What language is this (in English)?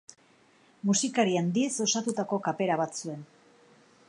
Basque